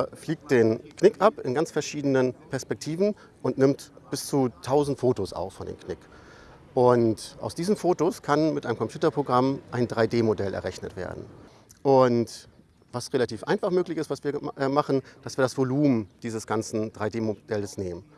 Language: German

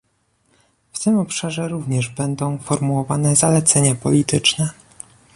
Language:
Polish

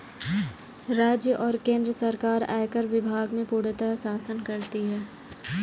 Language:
Hindi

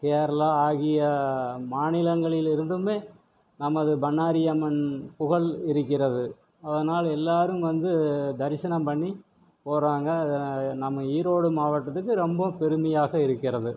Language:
Tamil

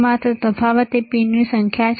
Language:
Gujarati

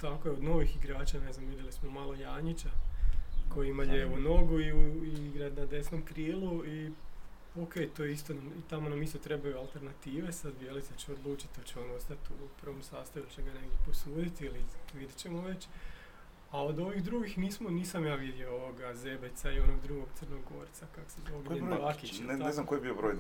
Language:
Croatian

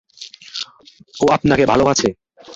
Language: Bangla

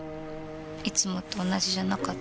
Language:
Japanese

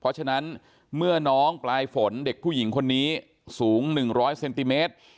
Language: Thai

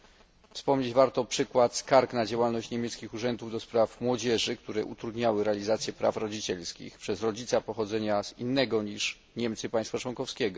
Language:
Polish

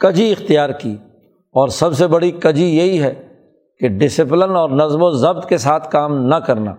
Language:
Urdu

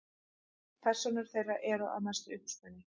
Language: Icelandic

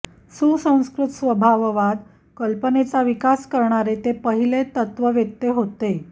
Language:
Marathi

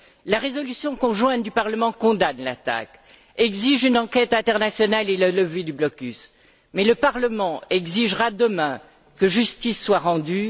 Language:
French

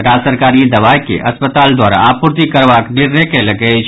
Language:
Maithili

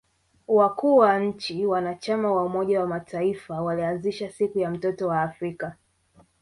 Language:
Swahili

